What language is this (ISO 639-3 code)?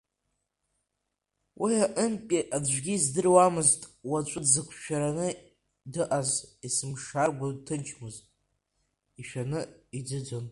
abk